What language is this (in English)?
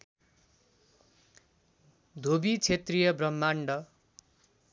Nepali